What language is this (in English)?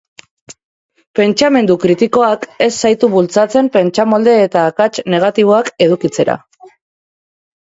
Basque